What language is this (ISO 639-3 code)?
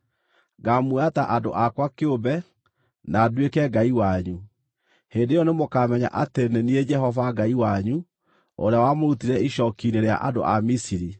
kik